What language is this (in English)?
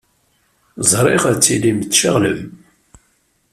Kabyle